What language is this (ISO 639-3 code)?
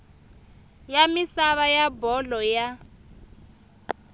tso